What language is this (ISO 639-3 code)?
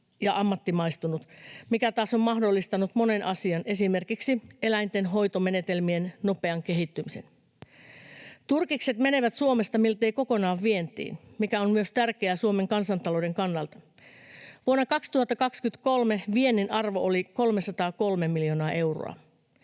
fin